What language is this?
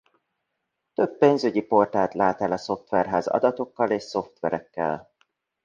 Hungarian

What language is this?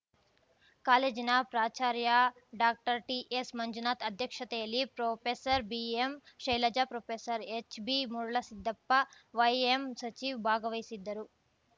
Kannada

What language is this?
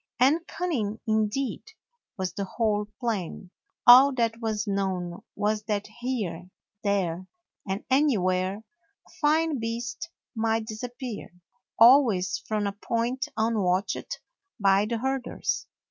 English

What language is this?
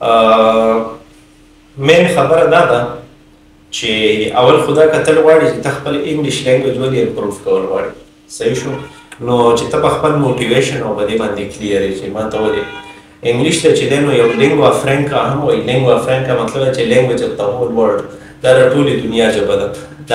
Romanian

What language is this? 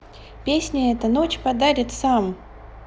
Russian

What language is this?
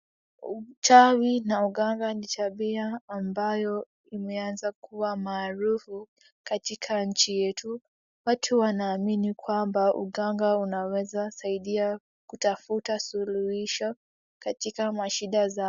Swahili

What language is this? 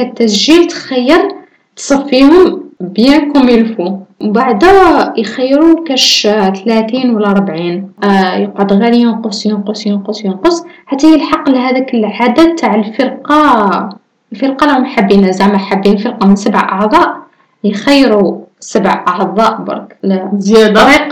Arabic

